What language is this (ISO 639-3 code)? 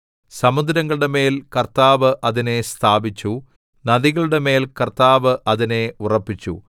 mal